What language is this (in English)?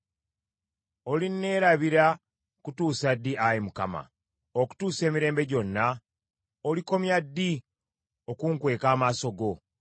Ganda